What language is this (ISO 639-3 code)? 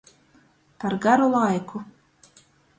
ltg